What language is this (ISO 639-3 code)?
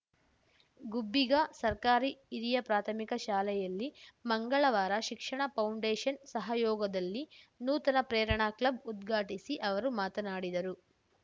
kan